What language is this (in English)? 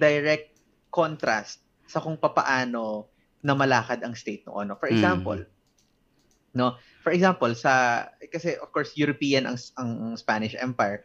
Filipino